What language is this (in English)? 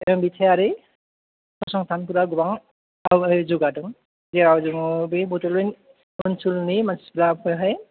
Bodo